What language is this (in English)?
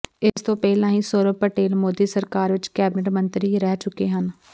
Punjabi